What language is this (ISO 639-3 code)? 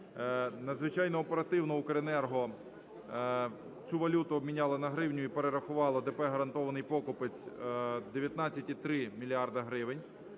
ukr